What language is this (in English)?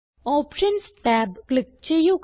Malayalam